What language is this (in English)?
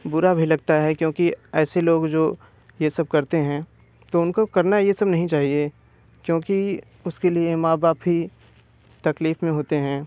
Hindi